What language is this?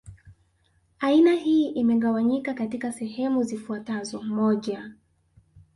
Swahili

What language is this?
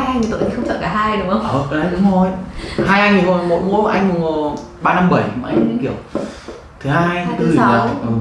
Vietnamese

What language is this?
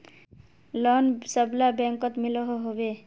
Magahi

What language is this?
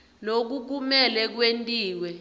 Swati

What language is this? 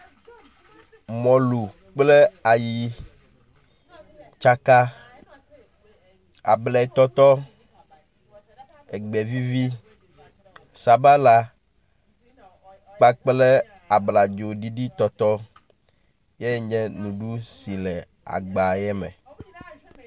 Ewe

